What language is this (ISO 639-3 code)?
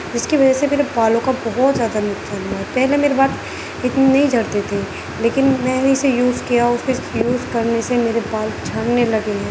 urd